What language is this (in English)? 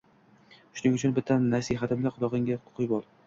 Uzbek